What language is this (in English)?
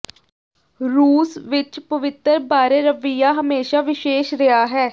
Punjabi